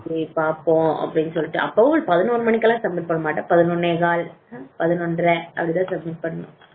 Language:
Tamil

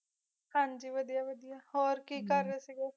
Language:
Punjabi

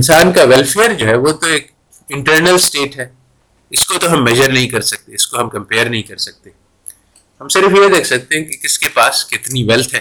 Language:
Urdu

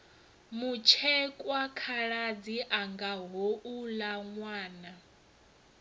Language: Venda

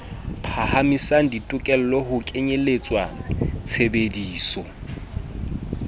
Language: Southern Sotho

